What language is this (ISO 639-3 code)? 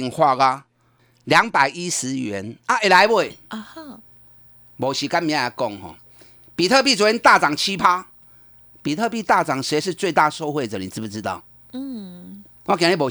zho